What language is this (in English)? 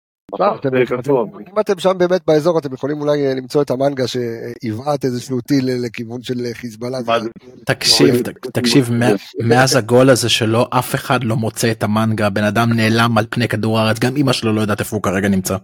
Hebrew